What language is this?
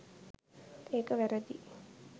Sinhala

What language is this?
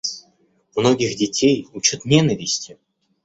Russian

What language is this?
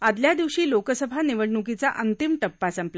Marathi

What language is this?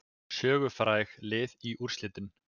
Icelandic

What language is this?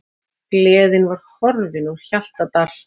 Icelandic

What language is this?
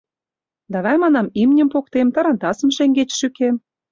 Mari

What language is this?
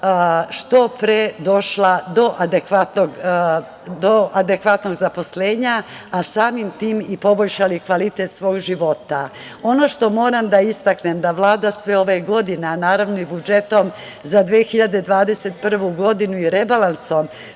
Serbian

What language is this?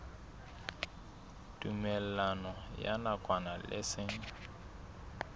Southern Sotho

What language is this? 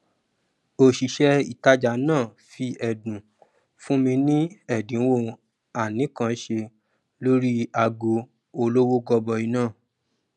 Yoruba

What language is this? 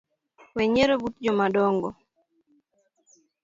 Luo (Kenya and Tanzania)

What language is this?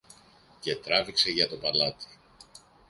Greek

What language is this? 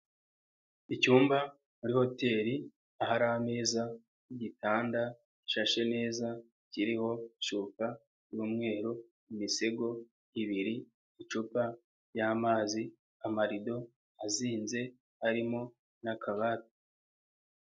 Kinyarwanda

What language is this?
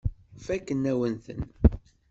Kabyle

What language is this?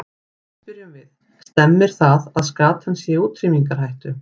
Icelandic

